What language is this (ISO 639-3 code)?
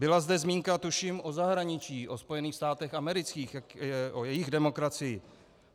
ces